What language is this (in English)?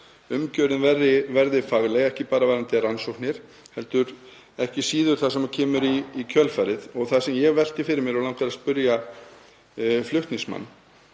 Icelandic